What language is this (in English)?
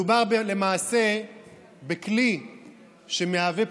Hebrew